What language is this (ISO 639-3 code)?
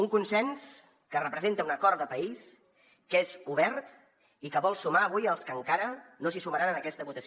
cat